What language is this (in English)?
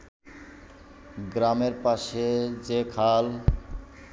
Bangla